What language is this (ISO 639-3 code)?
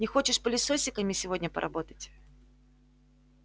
rus